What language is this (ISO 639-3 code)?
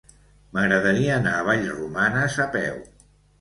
cat